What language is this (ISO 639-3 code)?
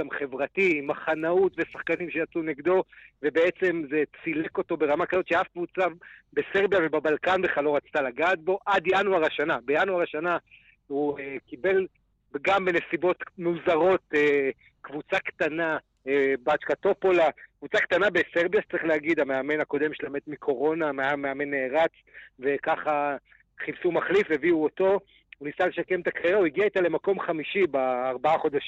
heb